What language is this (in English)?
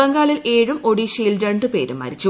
Malayalam